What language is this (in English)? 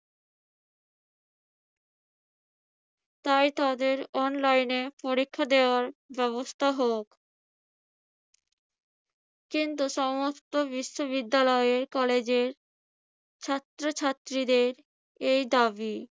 Bangla